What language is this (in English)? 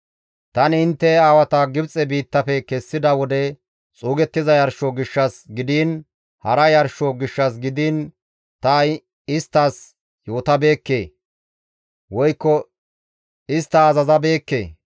Gamo